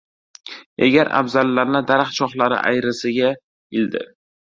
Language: Uzbek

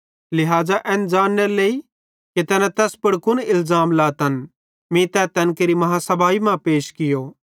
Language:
Bhadrawahi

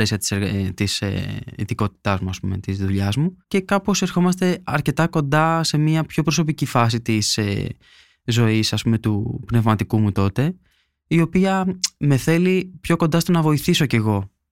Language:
Greek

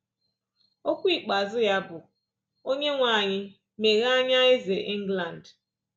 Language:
Igbo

